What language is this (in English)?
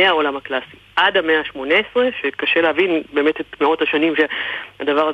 Hebrew